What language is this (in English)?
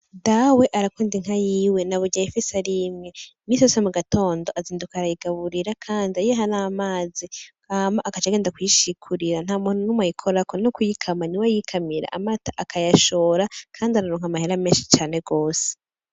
Rundi